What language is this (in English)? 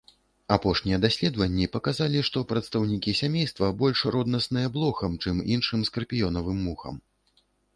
Belarusian